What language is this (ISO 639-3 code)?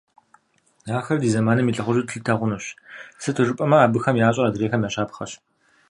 kbd